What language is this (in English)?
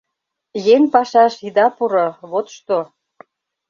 Mari